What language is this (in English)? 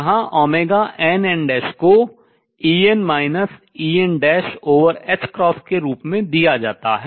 Hindi